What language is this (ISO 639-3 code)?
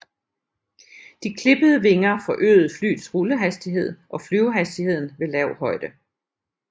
dan